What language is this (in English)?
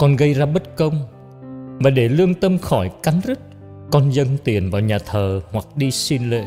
Vietnamese